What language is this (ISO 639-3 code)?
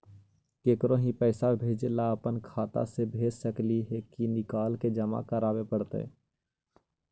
mag